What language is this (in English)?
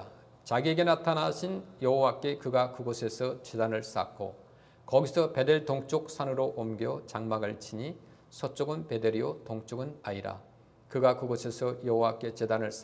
Korean